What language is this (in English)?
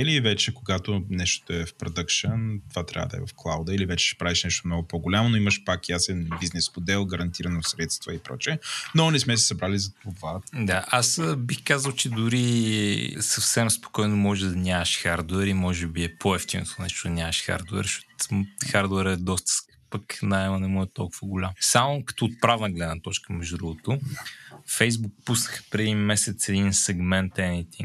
Bulgarian